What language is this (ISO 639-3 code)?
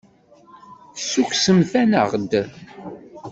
kab